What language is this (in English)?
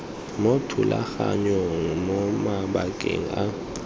Tswana